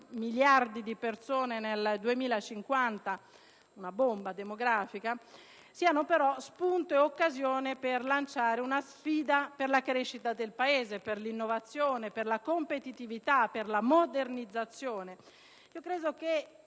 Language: Italian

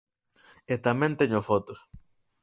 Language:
Galician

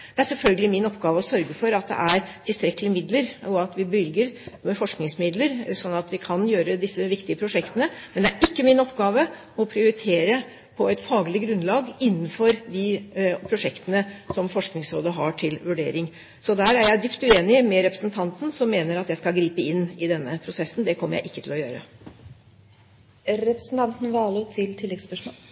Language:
Norwegian Bokmål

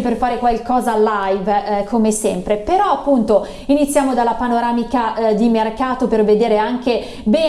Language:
Italian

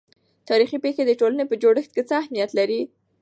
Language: Pashto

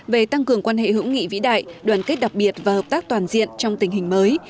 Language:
Vietnamese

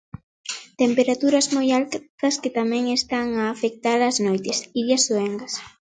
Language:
Galician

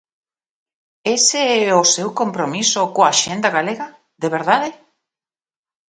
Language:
Galician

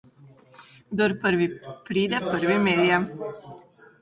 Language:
Slovenian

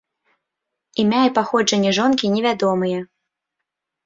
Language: Belarusian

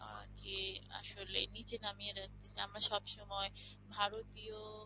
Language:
Bangla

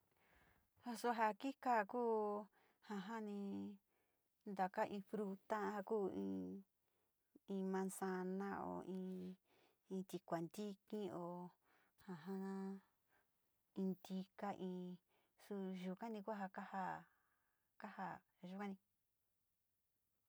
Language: Sinicahua Mixtec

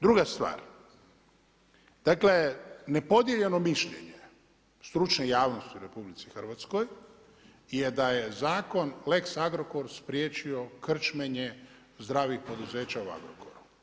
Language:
Croatian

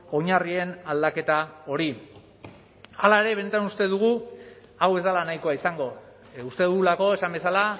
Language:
Basque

